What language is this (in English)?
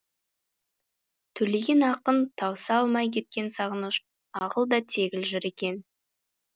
Kazakh